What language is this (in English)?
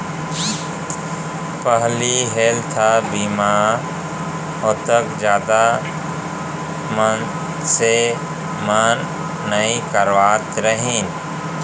Chhattisgarhi